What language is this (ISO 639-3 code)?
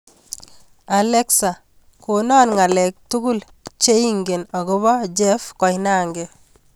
kln